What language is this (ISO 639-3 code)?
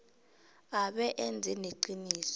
nbl